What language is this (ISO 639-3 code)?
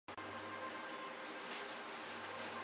zho